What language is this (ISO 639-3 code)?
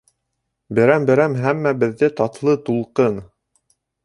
bak